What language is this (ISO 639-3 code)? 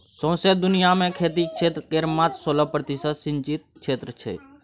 mai